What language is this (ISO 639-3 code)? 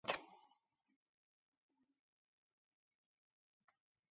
eus